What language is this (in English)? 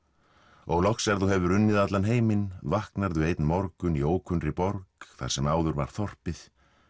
Icelandic